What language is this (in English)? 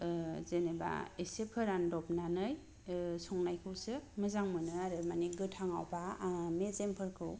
Bodo